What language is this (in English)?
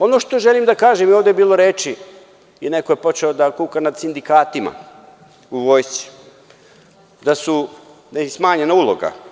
Serbian